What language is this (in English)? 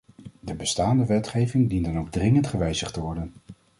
Dutch